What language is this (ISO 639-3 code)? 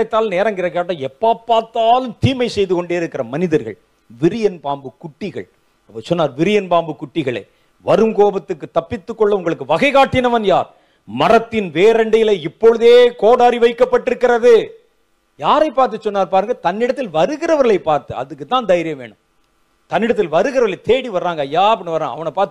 tur